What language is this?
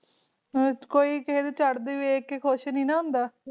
Punjabi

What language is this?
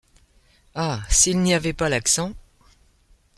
French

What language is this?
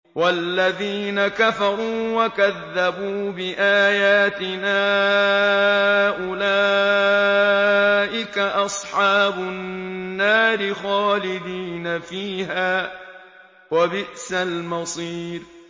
Arabic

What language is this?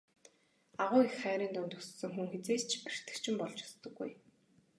Mongolian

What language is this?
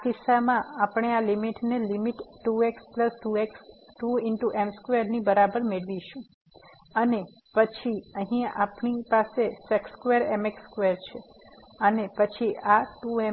Gujarati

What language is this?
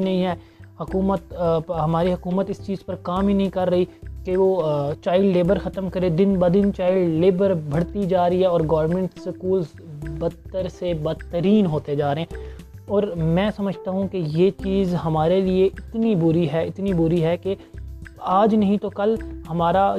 Urdu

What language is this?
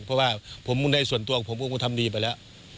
Thai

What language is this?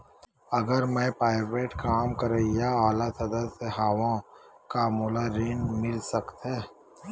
Chhattisgarhi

